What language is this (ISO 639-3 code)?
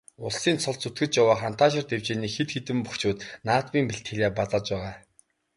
mon